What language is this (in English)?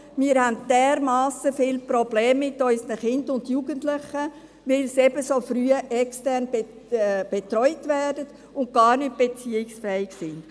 Swiss German